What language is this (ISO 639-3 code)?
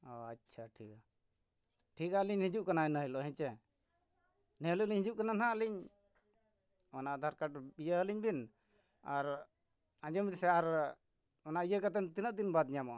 sat